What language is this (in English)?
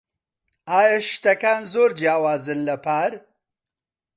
Central Kurdish